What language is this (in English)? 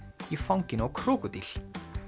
Icelandic